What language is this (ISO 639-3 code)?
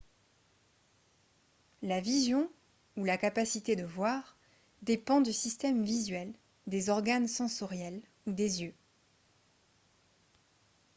fra